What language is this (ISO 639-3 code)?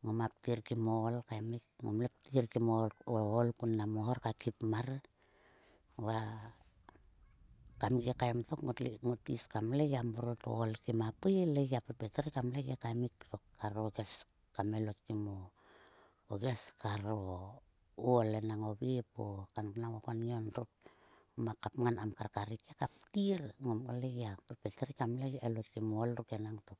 sua